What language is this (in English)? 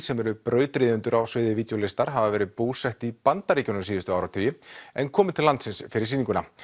Icelandic